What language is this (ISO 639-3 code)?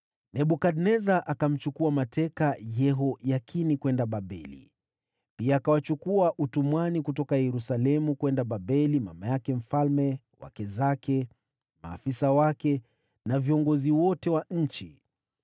swa